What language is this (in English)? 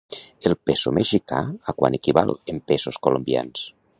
Catalan